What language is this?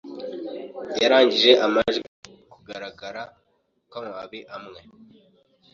Kinyarwanda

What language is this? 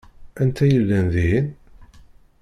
Kabyle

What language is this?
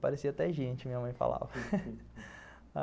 Portuguese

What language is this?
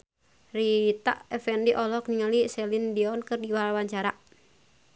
Sundanese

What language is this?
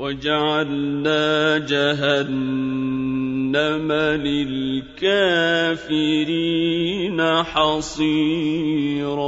Arabic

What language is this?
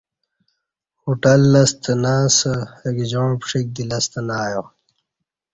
Kati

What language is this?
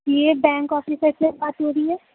Urdu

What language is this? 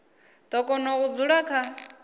Venda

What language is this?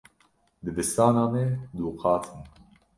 Kurdish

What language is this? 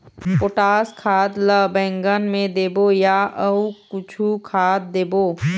Chhattisgarhi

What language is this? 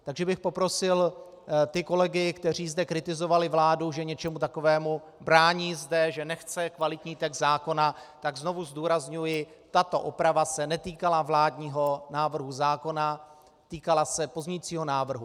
Czech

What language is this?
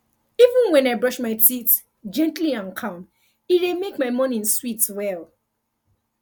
Nigerian Pidgin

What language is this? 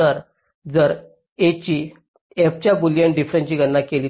Marathi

